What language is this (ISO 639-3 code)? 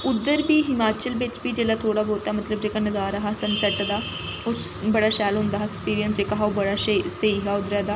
doi